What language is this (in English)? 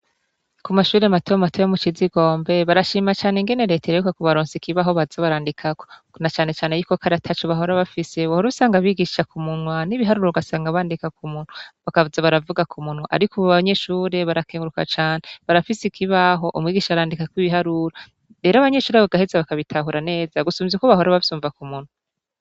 Rundi